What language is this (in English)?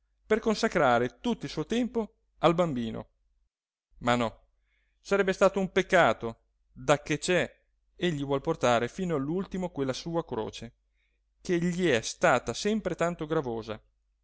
Italian